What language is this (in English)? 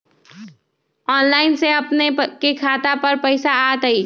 Magahi